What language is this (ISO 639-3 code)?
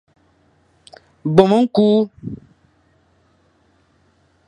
fan